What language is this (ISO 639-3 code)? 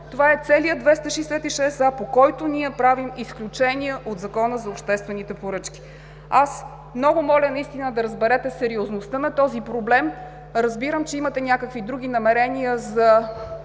bul